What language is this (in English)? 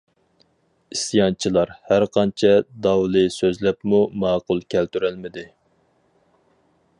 Uyghur